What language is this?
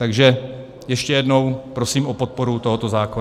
Czech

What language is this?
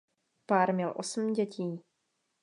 Czech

